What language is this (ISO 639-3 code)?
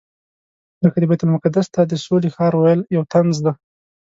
pus